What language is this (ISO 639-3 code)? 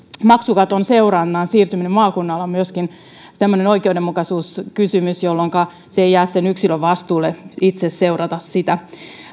fin